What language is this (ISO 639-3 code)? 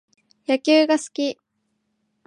jpn